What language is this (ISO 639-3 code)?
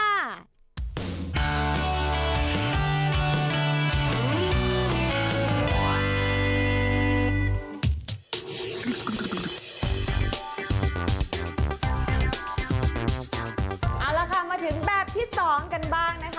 tha